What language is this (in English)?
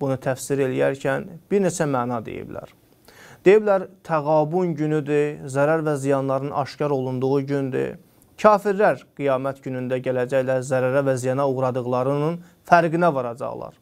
Turkish